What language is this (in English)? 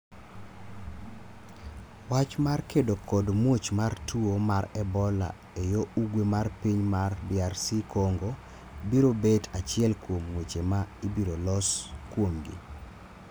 Luo (Kenya and Tanzania)